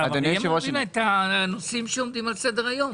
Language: Hebrew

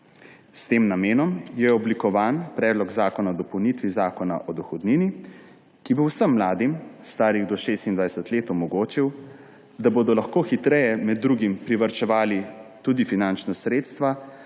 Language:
Slovenian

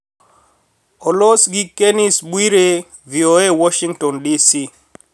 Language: Luo (Kenya and Tanzania)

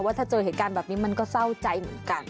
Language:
Thai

